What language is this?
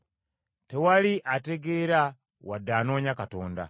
Ganda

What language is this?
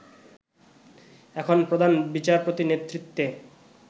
Bangla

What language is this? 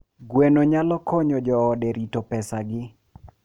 Luo (Kenya and Tanzania)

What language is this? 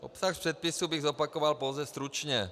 Czech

